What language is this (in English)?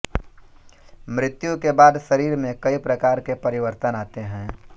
Hindi